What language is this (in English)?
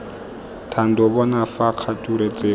Tswana